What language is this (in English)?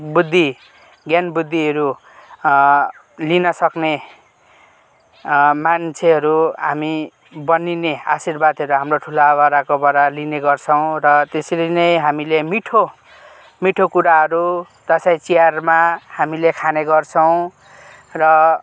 Nepali